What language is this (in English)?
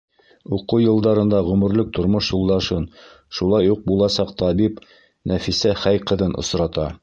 Bashkir